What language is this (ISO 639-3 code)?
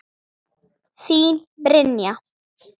isl